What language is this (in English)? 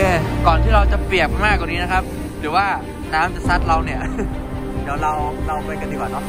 Thai